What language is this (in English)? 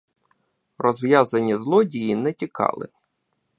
Ukrainian